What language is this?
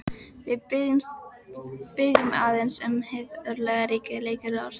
Icelandic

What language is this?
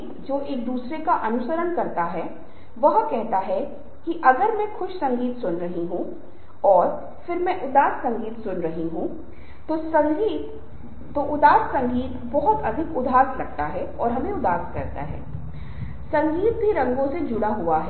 Hindi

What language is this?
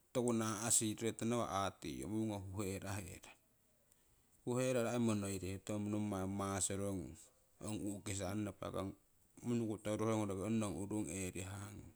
Siwai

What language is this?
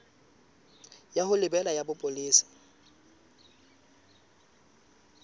Southern Sotho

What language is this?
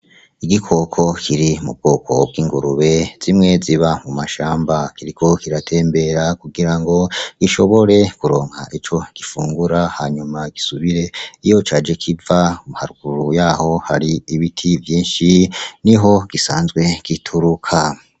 Rundi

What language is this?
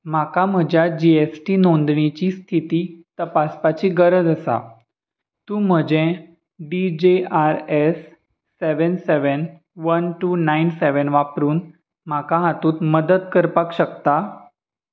Konkani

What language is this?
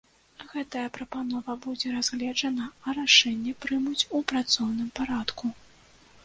Belarusian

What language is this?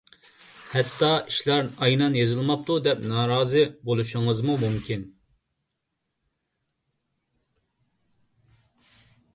Uyghur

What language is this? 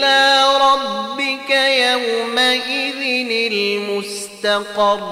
Arabic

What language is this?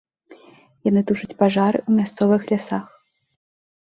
Belarusian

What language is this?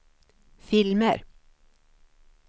Swedish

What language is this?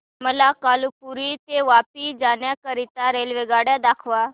Marathi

